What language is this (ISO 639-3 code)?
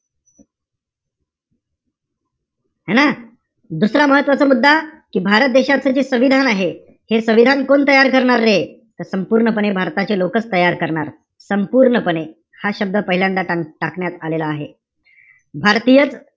mar